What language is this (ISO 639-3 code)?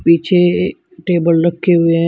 hin